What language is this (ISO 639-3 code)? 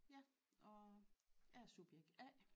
dan